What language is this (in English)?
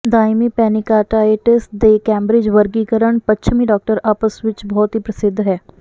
Punjabi